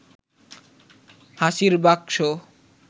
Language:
Bangla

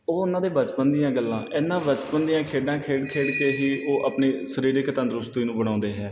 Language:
Punjabi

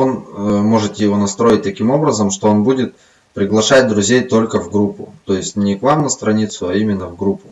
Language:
Russian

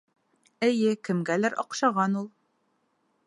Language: Bashkir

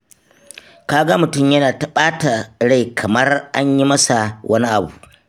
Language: Hausa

